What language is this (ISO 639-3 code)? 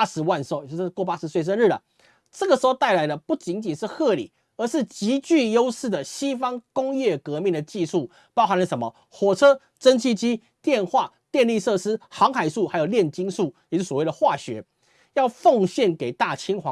zho